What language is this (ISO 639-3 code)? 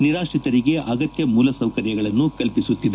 kan